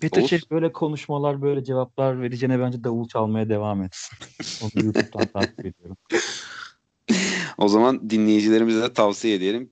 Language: Turkish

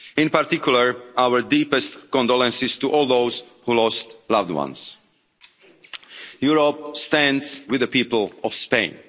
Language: English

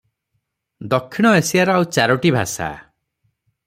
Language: Odia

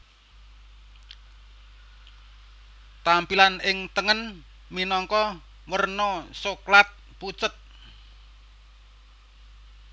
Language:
Javanese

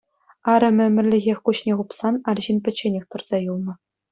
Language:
Chuvash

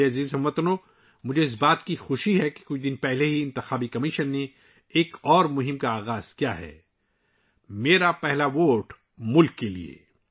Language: Urdu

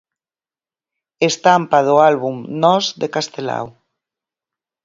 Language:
Galician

